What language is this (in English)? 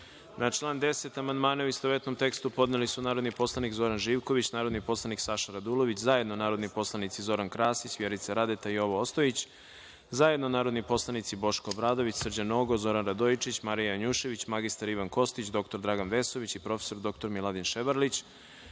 Serbian